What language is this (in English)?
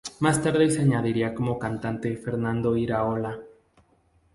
Spanish